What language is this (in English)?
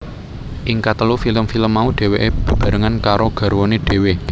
Javanese